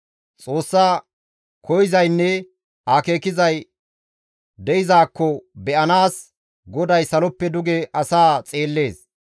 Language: Gamo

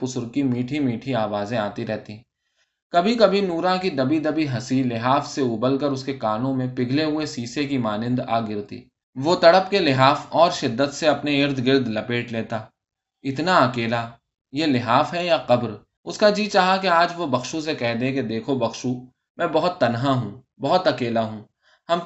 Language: Urdu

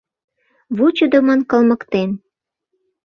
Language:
Mari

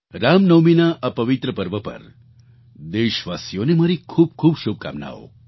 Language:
Gujarati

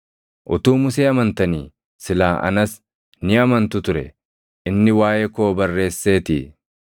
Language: Oromo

